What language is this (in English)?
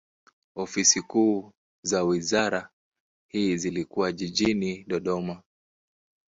Swahili